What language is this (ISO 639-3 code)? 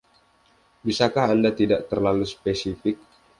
ind